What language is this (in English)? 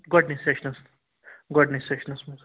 Kashmiri